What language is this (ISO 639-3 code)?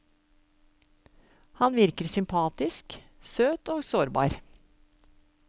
nor